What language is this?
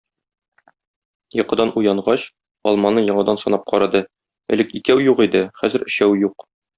Tatar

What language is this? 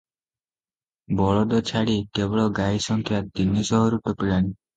Odia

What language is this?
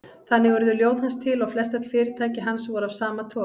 Icelandic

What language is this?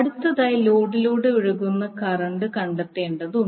Malayalam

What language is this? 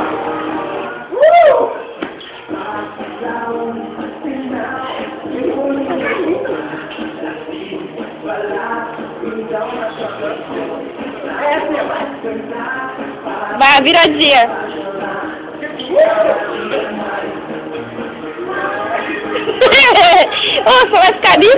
Portuguese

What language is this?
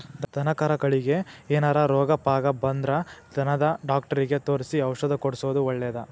Kannada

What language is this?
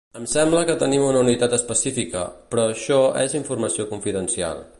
Catalan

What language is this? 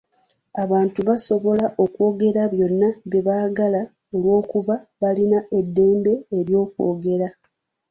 Ganda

